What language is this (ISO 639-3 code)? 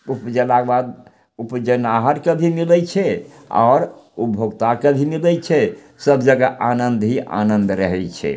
mai